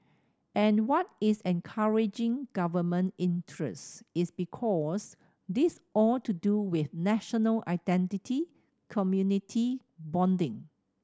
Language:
English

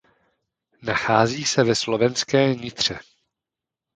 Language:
Czech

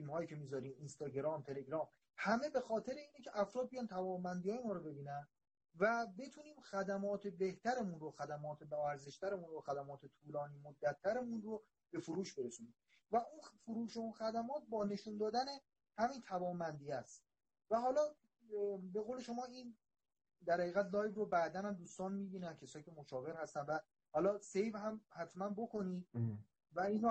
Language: Persian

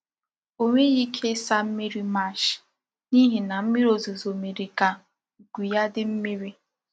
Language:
Igbo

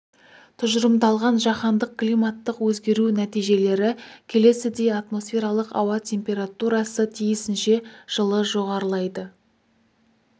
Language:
Kazakh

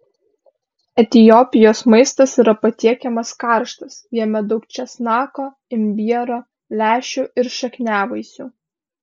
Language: Lithuanian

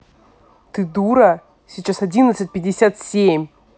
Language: Russian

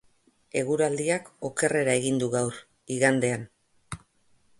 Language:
Basque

